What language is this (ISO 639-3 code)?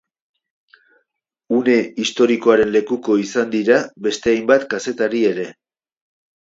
eus